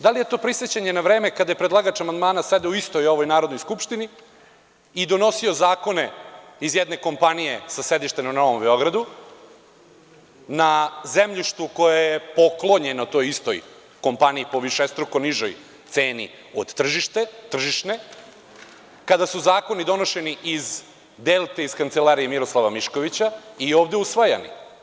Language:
Serbian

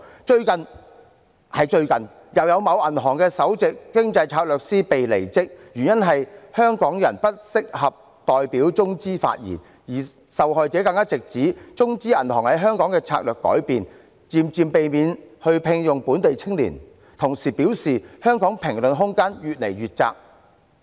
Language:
Cantonese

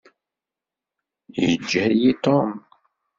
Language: Kabyle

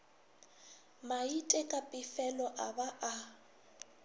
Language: Northern Sotho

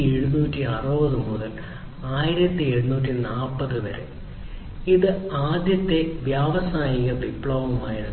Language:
Malayalam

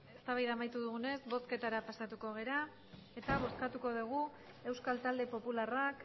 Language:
Basque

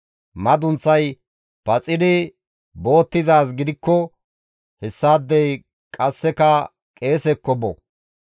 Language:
Gamo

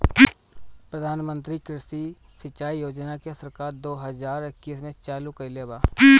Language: Bhojpuri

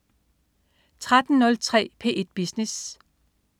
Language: Danish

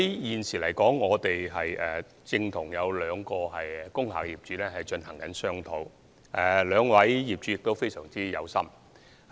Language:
Cantonese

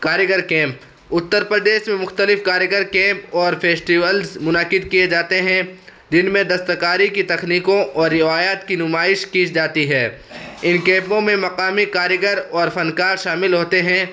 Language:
Urdu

